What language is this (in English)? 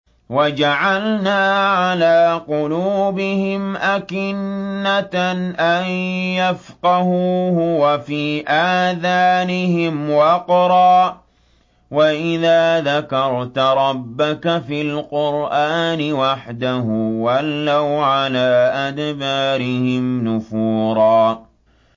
Arabic